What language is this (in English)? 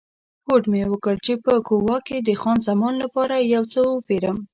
Pashto